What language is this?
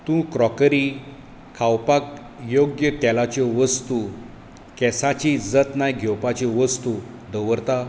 Konkani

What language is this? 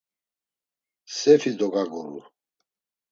Laz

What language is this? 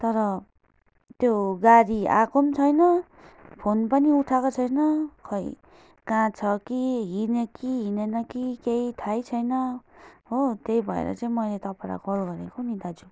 Nepali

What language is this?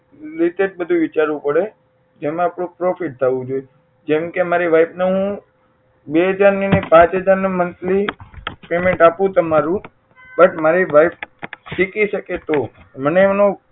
Gujarati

